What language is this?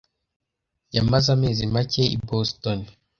Kinyarwanda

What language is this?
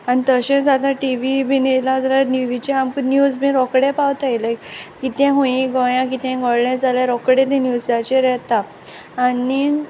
Konkani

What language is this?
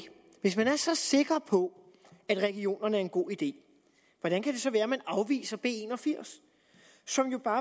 Danish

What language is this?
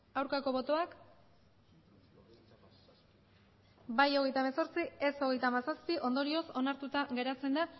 Basque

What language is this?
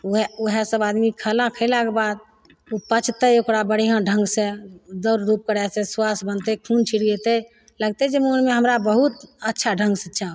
Maithili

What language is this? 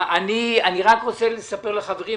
Hebrew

